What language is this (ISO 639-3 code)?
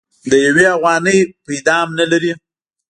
pus